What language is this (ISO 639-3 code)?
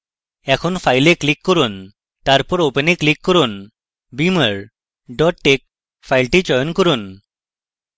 ben